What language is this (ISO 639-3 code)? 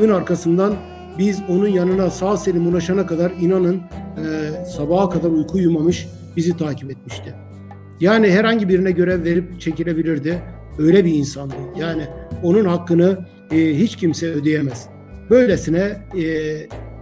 tur